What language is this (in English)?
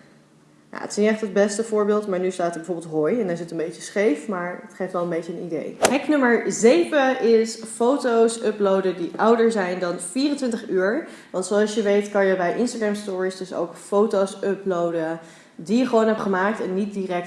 Dutch